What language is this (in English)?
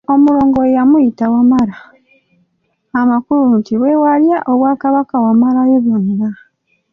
Ganda